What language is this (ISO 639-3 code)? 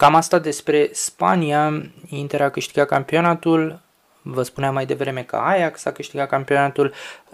ron